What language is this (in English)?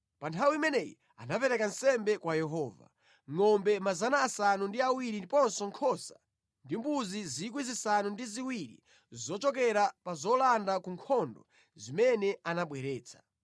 Nyanja